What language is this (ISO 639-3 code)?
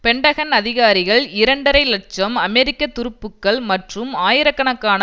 tam